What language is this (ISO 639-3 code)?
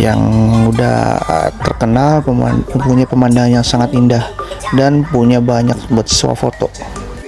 ind